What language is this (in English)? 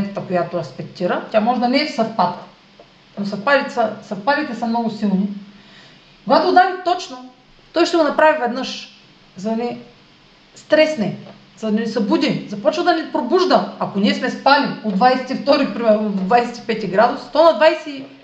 Bulgarian